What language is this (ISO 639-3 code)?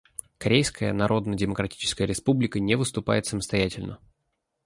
rus